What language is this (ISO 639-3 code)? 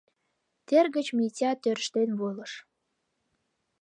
chm